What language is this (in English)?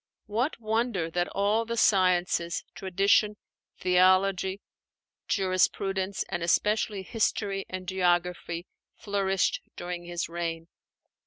English